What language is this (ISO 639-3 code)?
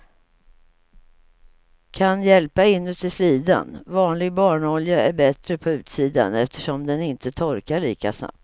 swe